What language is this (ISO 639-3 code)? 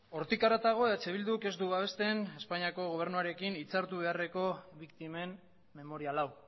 eus